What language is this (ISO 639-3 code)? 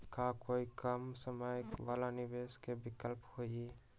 mag